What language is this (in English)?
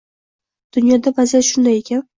Uzbek